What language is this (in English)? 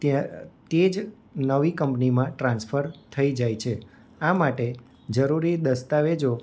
Gujarati